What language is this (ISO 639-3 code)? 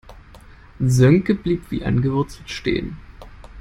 deu